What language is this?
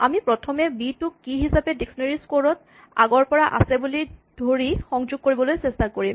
Assamese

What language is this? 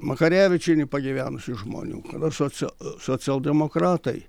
Lithuanian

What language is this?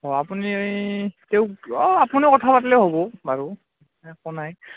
Assamese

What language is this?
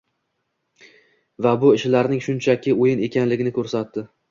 Uzbek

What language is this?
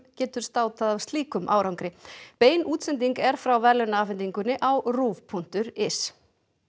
Icelandic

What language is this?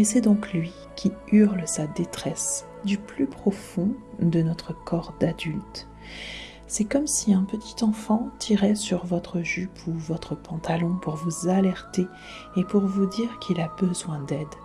French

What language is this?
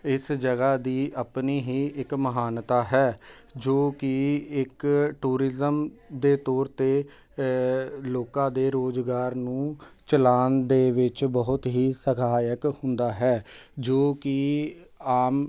Punjabi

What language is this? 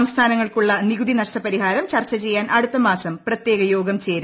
Malayalam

